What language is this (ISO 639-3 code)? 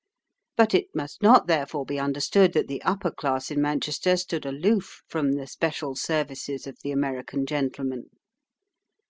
eng